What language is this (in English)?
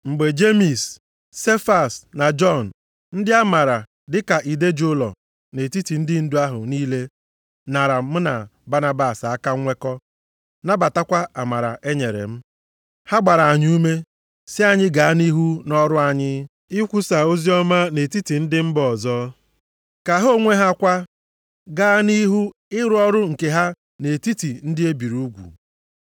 Igbo